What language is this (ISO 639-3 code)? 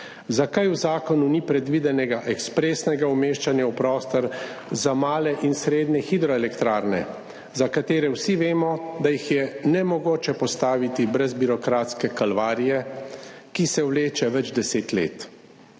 slv